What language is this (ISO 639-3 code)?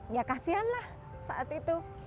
ind